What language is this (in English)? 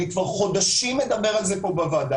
Hebrew